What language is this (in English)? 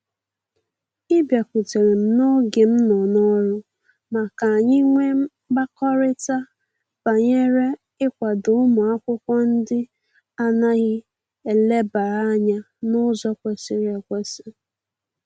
Igbo